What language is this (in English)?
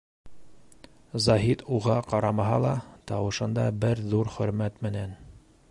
Bashkir